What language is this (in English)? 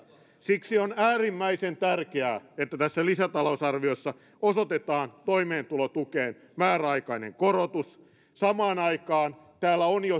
Finnish